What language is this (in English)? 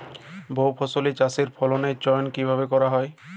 Bangla